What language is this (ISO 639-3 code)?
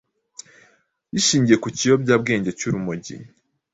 kin